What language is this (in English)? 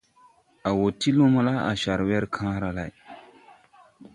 Tupuri